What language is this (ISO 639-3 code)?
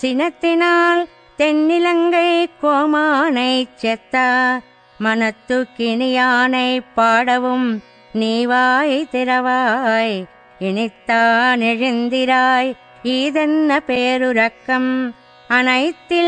tel